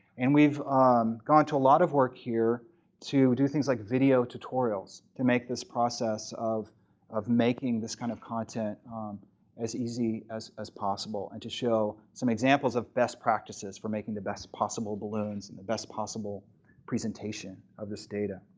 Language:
English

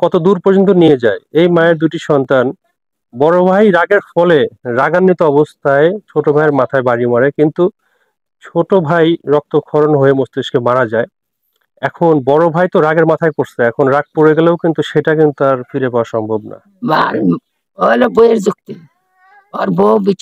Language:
Arabic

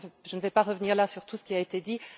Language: French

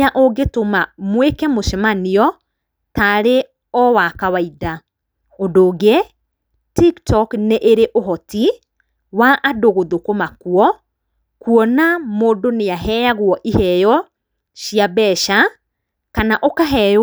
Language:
Kikuyu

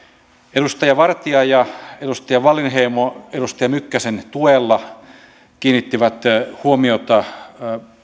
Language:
Finnish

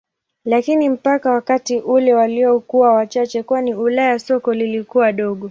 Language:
Swahili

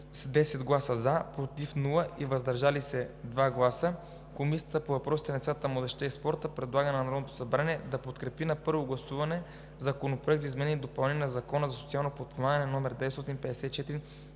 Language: Bulgarian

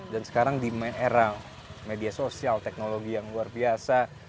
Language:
Indonesian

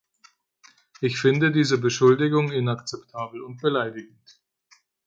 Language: German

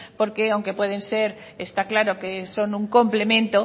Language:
Spanish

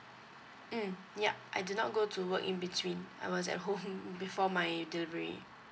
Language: English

